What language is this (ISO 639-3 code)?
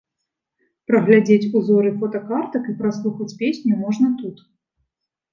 bel